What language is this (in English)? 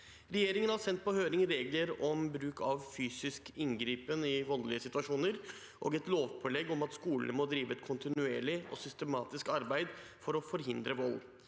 Norwegian